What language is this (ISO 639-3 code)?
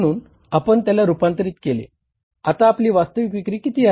mar